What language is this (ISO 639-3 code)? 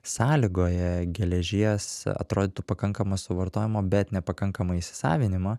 lit